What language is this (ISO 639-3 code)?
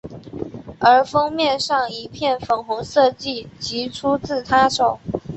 zho